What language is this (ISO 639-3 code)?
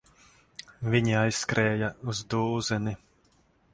lav